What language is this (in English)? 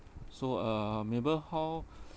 English